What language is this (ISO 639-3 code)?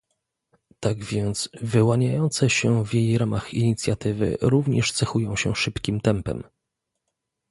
pol